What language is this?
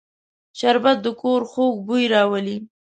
Pashto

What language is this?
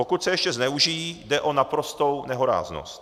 Czech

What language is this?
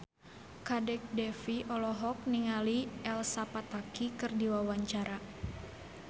Sundanese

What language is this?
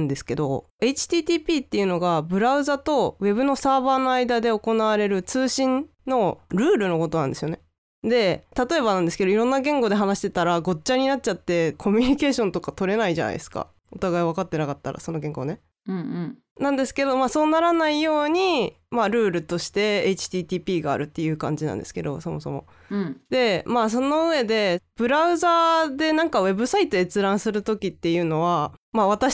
Japanese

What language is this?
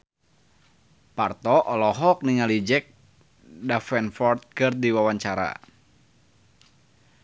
Sundanese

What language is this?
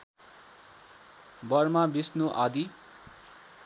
Nepali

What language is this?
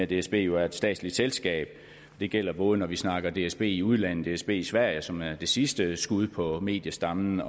Danish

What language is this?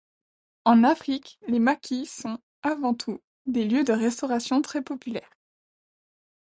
French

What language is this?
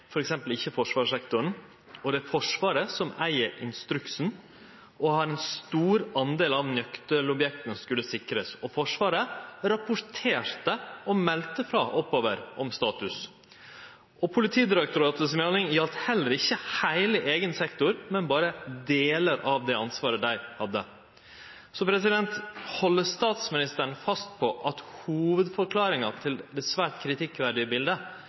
Norwegian Nynorsk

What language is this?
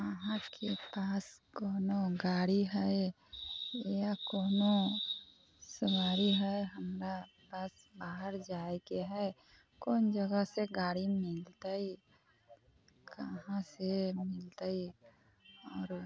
Maithili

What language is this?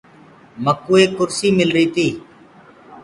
Gurgula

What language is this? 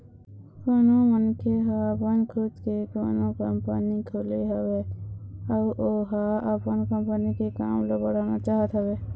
Chhattisgarhi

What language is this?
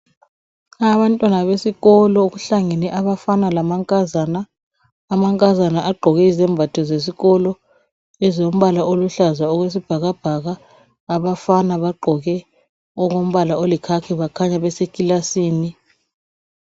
North Ndebele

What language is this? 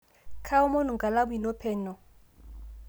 Masai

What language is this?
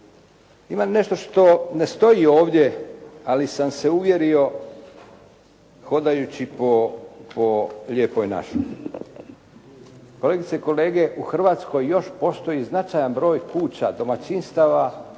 Croatian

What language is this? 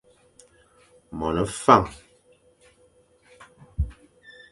Fang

